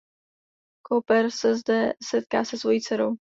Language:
Czech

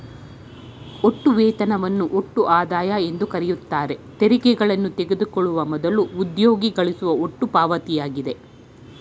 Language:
Kannada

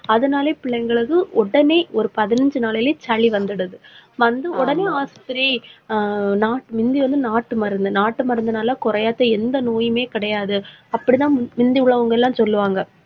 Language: Tamil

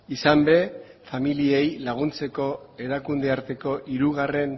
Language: Basque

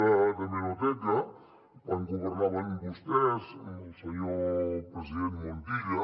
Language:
Catalan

